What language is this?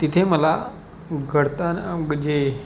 Marathi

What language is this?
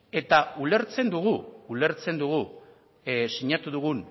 Basque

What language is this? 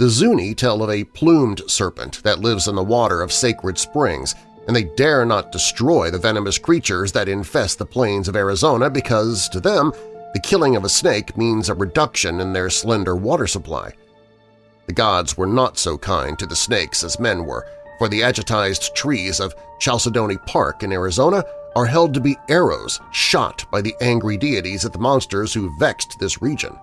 English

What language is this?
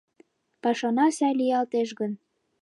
Mari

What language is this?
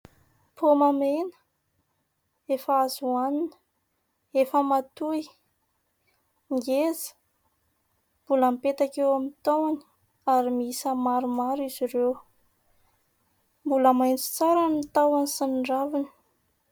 Malagasy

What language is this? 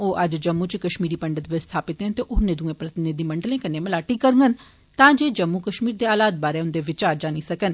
Dogri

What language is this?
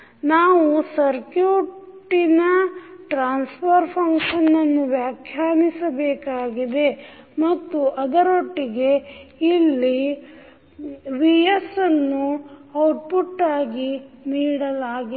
Kannada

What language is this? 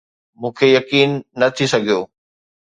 Sindhi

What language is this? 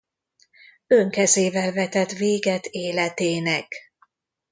Hungarian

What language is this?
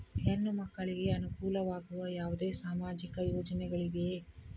Kannada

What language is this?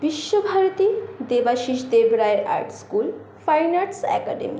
Bangla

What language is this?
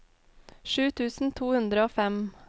Norwegian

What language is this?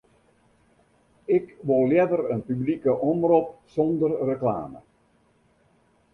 Western Frisian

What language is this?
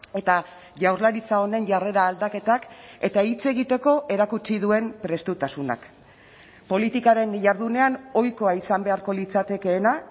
Basque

